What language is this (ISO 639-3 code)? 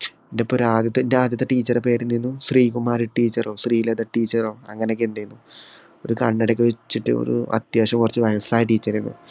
mal